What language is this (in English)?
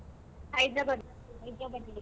Kannada